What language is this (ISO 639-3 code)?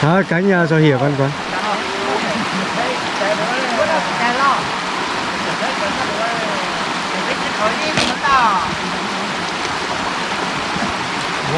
vie